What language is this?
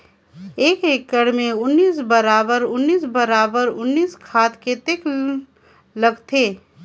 Chhattisgarhi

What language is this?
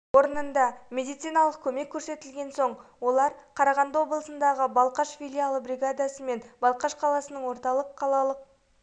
Kazakh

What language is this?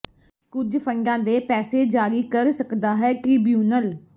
Punjabi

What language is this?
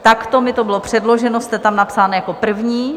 Czech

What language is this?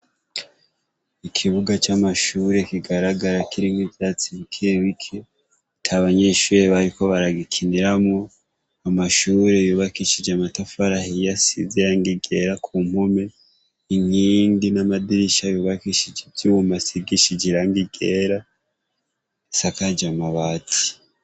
Rundi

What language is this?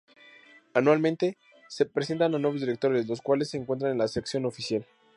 Spanish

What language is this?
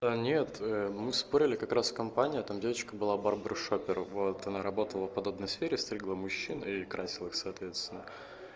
Russian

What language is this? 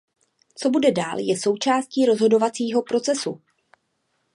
Czech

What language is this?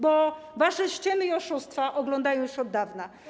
Polish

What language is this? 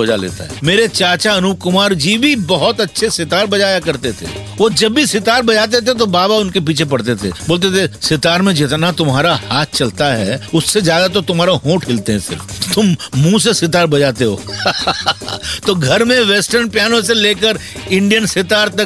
Hindi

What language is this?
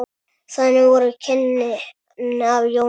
Icelandic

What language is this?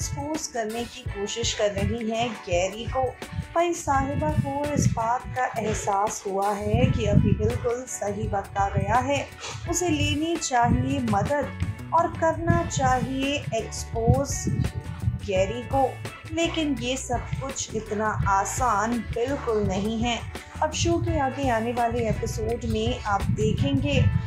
Hindi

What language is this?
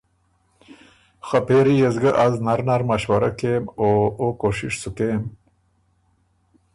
Ormuri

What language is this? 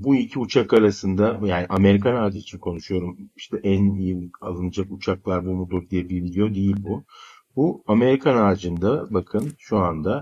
Turkish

